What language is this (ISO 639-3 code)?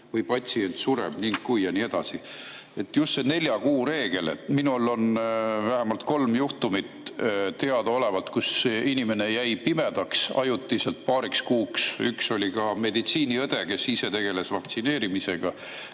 est